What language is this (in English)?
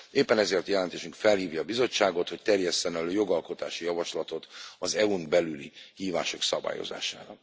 Hungarian